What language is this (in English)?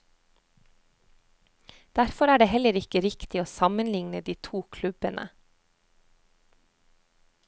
Norwegian